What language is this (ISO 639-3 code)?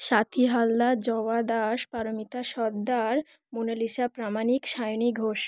ben